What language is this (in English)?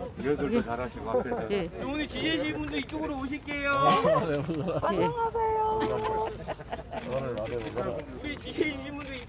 Korean